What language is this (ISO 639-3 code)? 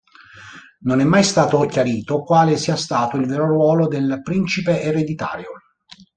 ita